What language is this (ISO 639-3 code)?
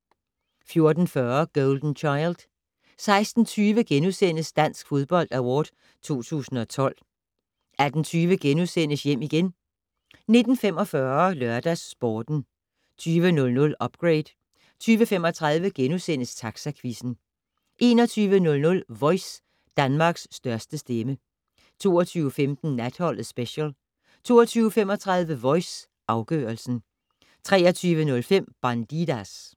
dan